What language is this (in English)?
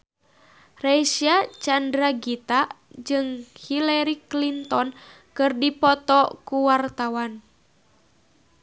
Sundanese